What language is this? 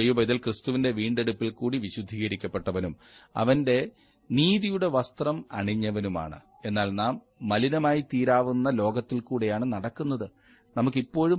Malayalam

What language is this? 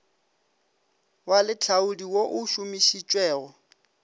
Northern Sotho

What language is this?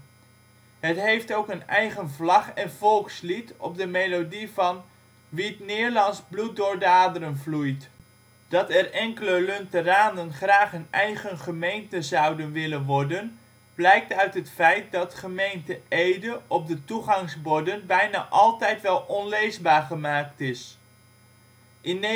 Dutch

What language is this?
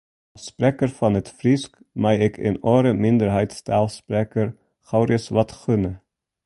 Western Frisian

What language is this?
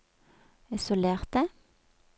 Norwegian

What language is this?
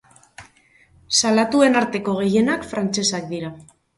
Basque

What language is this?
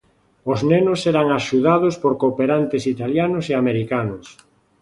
Galician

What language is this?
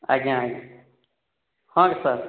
Odia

